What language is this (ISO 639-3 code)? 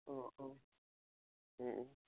asm